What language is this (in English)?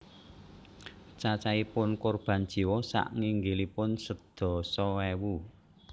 Javanese